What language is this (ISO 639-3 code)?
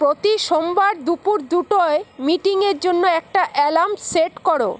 ben